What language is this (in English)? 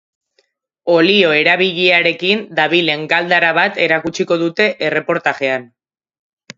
Basque